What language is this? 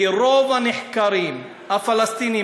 Hebrew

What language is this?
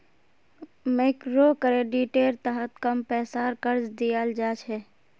Magahi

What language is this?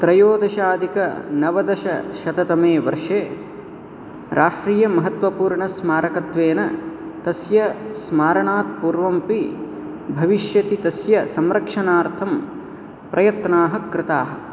Sanskrit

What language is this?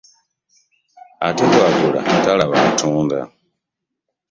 Ganda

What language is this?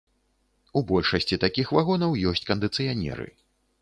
Belarusian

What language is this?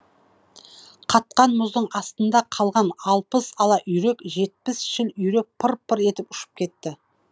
Kazakh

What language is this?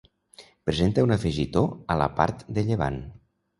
Catalan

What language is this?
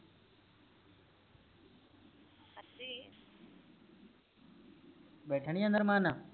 Punjabi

